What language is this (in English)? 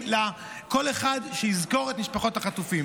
Hebrew